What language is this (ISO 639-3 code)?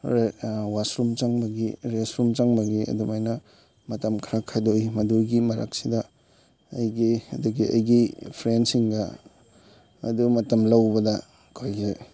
mni